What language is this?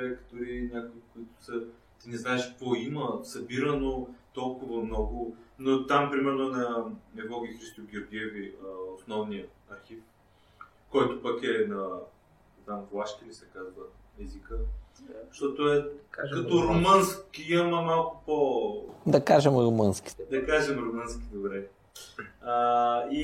Bulgarian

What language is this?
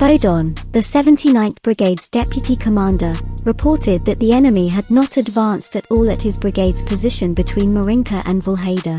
English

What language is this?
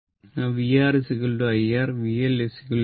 Malayalam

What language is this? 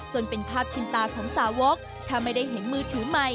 Thai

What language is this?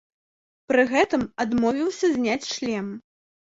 Belarusian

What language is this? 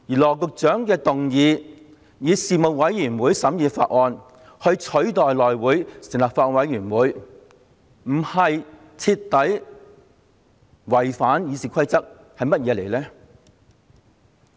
Cantonese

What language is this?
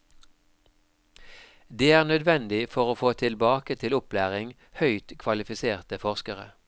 Norwegian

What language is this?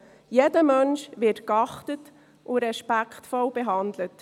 Swiss German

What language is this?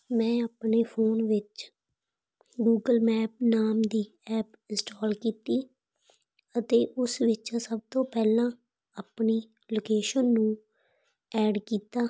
Punjabi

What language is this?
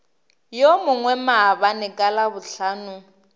Northern Sotho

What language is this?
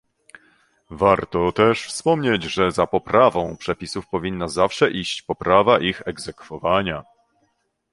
Polish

